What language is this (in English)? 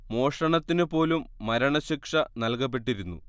Malayalam